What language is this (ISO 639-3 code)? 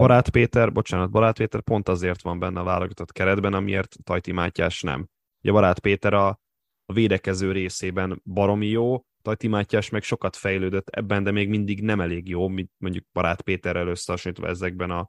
hun